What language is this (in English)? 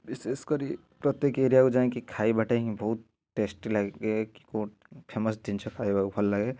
Odia